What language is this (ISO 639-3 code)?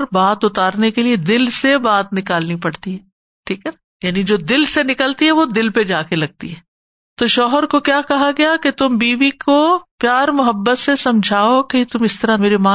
urd